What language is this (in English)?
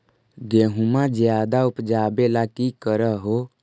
Magahi